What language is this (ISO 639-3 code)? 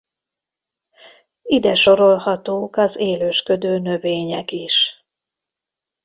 hun